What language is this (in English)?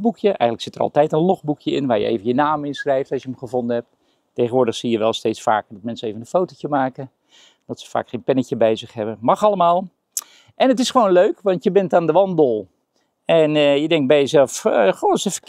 Dutch